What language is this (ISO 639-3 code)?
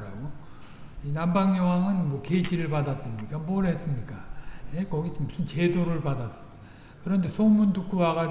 kor